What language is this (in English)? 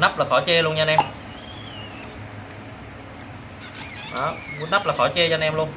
Vietnamese